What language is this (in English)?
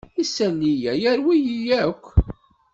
Kabyle